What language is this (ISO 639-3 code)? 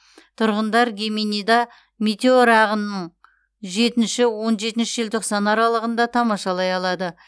kaz